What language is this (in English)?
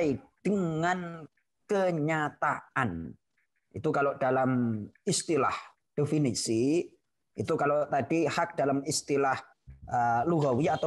Indonesian